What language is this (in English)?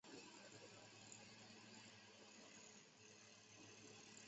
Chinese